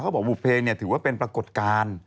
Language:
Thai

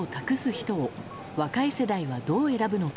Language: Japanese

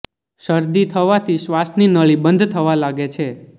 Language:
Gujarati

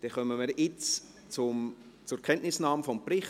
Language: Swiss German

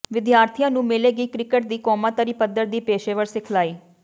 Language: Punjabi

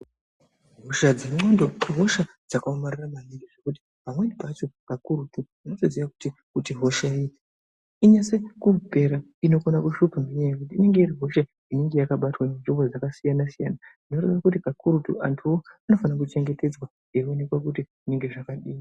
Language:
Ndau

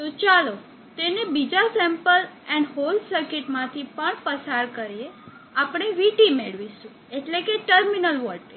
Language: Gujarati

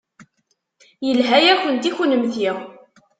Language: Kabyle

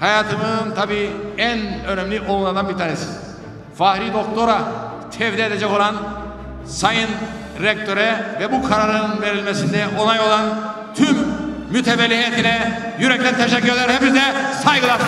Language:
Turkish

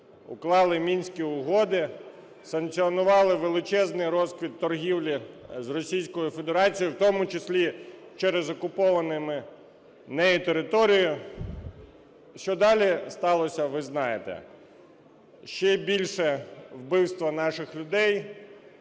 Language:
Ukrainian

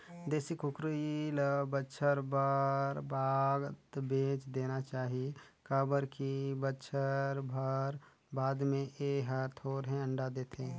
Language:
Chhattisgarhi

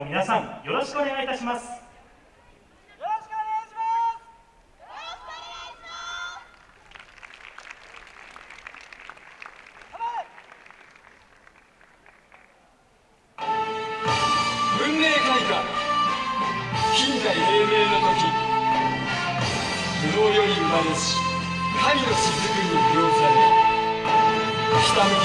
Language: Japanese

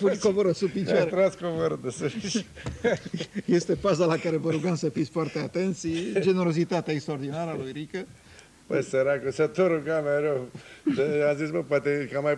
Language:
Romanian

